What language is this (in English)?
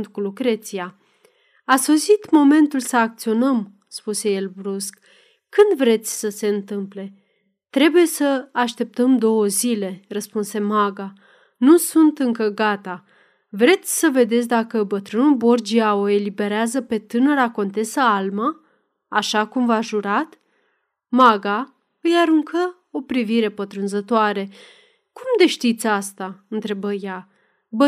Romanian